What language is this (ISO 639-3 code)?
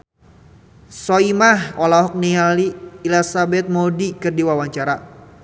sun